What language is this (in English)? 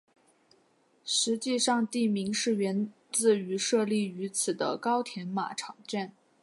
Chinese